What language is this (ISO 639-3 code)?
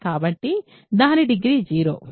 tel